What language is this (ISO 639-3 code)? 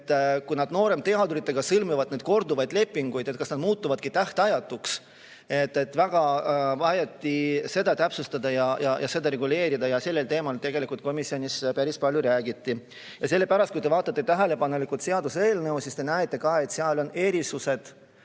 est